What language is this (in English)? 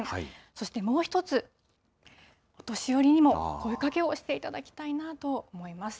Japanese